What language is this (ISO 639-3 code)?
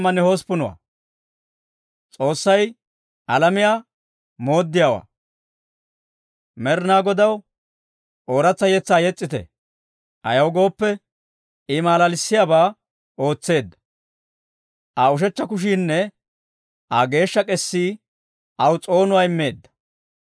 dwr